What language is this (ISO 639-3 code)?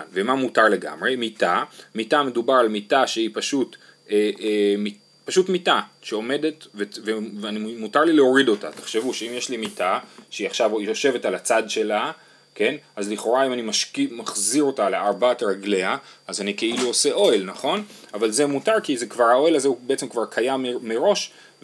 heb